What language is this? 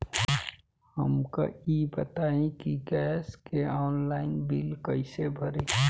Bhojpuri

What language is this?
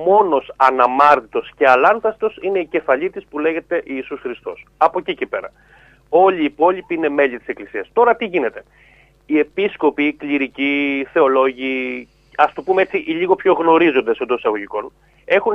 Greek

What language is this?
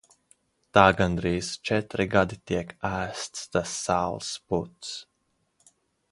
Latvian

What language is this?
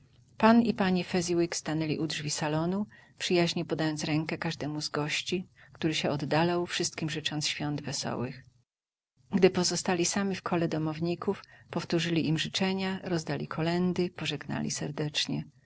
Polish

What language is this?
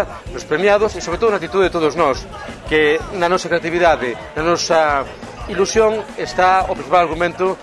Thai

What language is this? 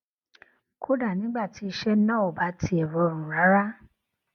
Yoruba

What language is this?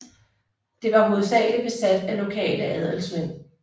Danish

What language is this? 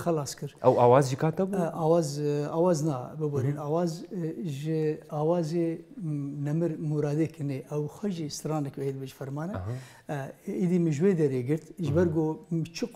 Arabic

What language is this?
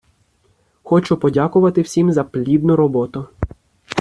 Ukrainian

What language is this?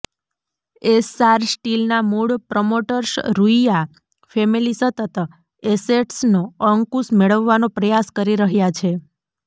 Gujarati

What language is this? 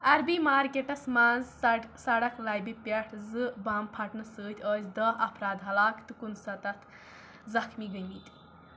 Kashmiri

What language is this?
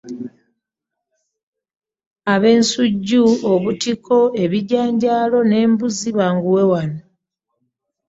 Ganda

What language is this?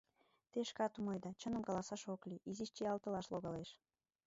Mari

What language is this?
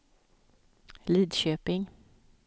Swedish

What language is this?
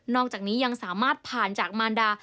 Thai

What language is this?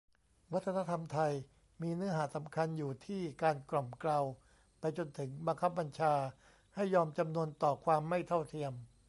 Thai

